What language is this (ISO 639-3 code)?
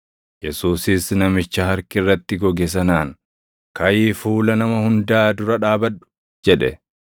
orm